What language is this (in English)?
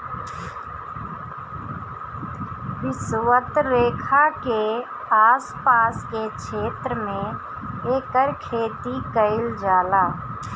Bhojpuri